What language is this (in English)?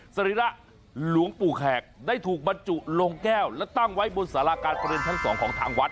Thai